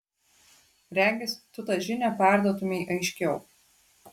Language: Lithuanian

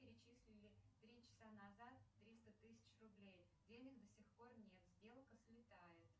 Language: Russian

